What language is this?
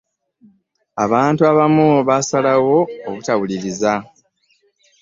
Ganda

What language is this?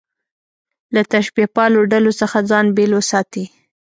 Pashto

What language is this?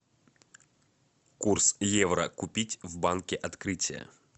Russian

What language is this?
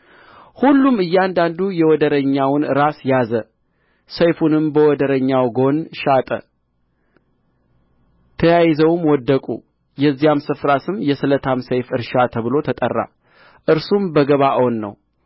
Amharic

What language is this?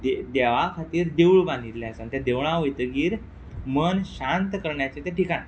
Konkani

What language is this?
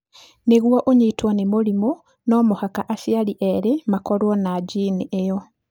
Kikuyu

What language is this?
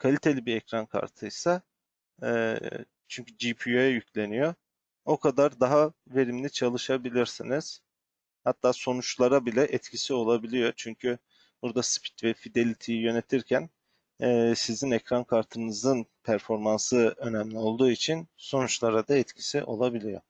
Turkish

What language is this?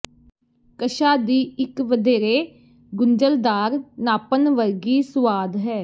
Punjabi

